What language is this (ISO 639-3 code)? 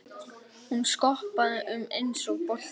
isl